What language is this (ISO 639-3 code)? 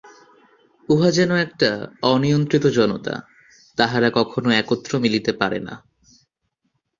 ben